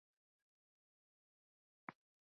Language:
Central Kurdish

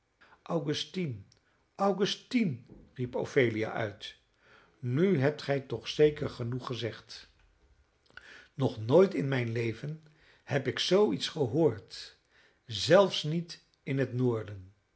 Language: Dutch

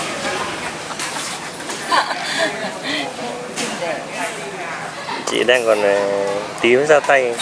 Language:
Vietnamese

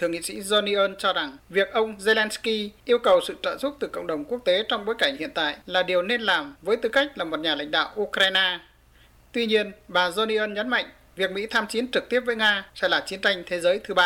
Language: Vietnamese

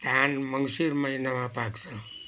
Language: Nepali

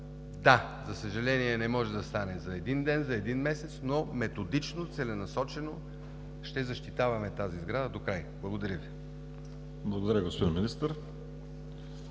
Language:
Bulgarian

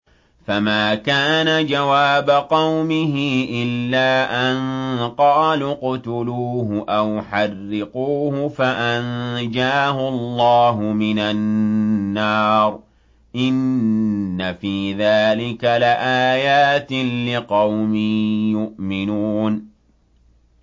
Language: Arabic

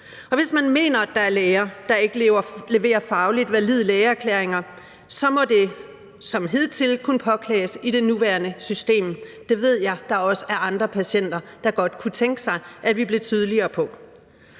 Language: Danish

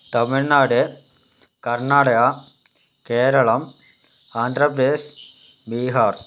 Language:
Malayalam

